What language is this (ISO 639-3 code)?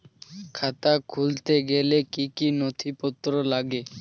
ben